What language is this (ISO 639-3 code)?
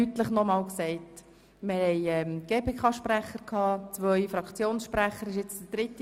gsw